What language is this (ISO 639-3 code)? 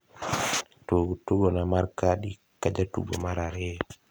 luo